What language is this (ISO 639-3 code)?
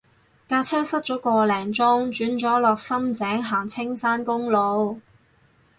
yue